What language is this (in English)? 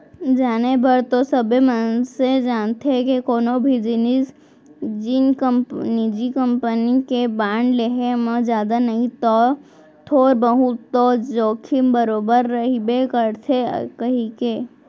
Chhattisgarhi